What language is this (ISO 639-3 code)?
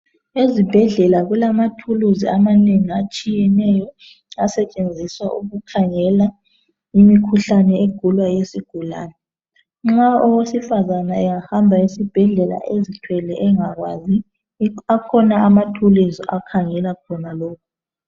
nde